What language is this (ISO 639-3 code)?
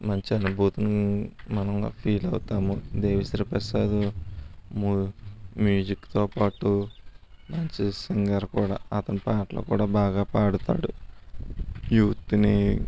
tel